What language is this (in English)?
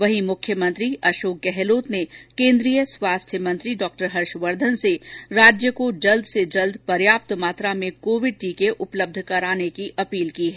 Hindi